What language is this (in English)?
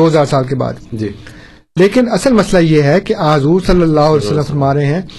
Urdu